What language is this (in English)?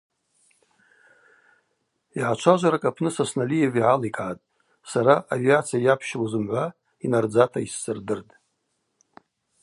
Abaza